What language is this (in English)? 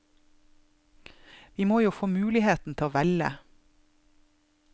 Norwegian